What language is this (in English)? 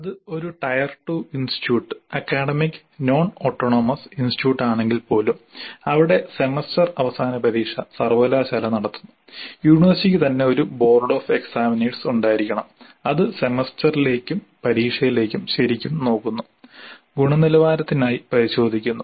Malayalam